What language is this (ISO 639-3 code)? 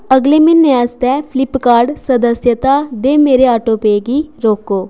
doi